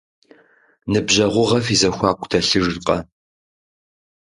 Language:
Kabardian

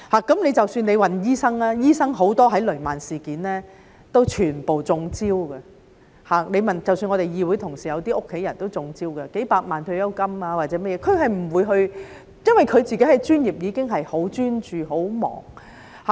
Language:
Cantonese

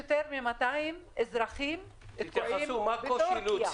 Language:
Hebrew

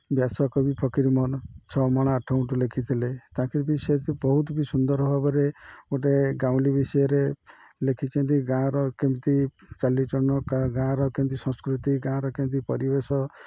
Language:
Odia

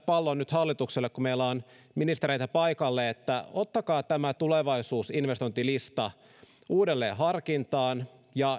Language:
Finnish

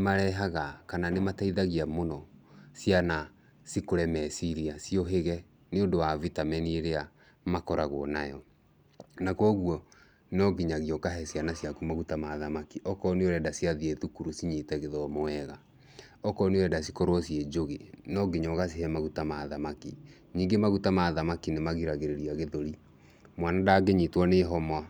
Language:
Kikuyu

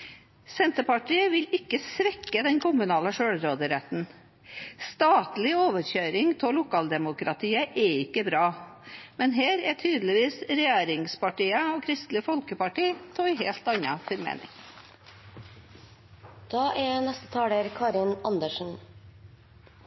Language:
Norwegian Bokmål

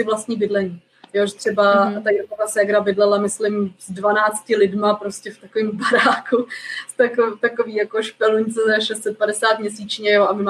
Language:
Czech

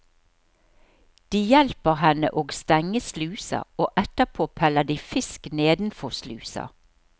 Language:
Norwegian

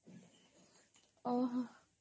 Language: Odia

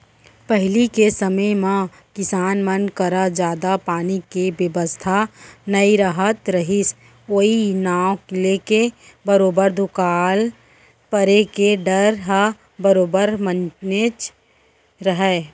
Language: Chhattisgarhi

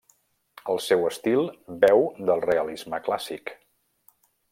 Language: Catalan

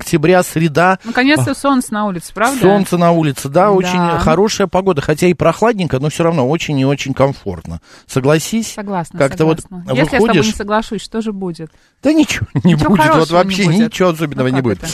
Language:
Russian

